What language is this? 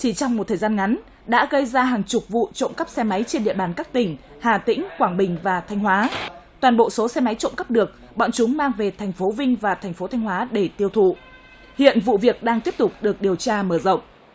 Vietnamese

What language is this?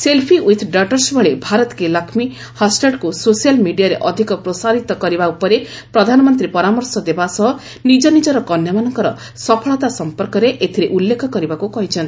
Odia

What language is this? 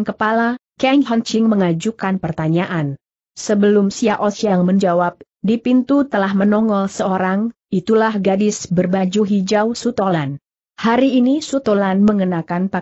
Indonesian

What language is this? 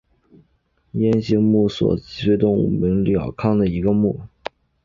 Chinese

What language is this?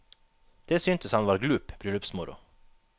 Norwegian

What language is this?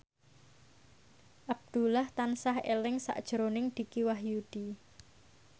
Javanese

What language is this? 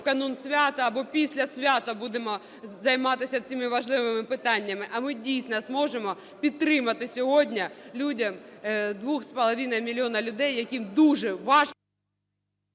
Ukrainian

